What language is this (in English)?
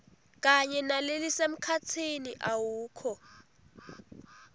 Swati